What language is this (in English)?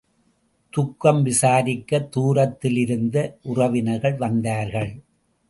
Tamil